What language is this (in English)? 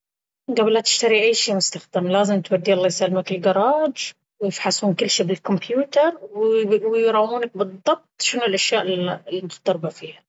Baharna Arabic